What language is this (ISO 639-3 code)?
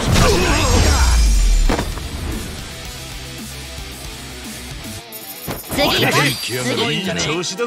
jpn